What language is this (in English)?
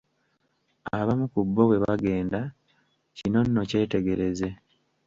Ganda